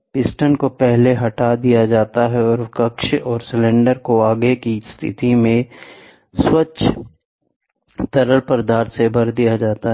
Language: Hindi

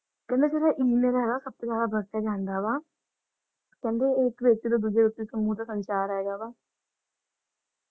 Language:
Punjabi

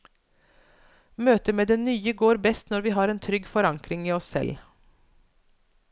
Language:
Norwegian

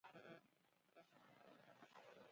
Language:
Kom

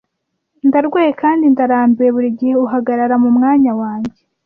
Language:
Kinyarwanda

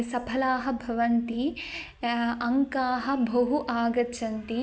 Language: Sanskrit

